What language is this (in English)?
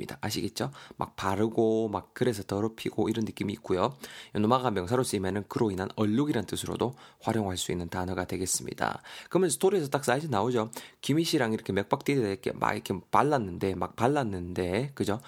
Korean